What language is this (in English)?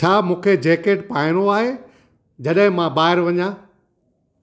Sindhi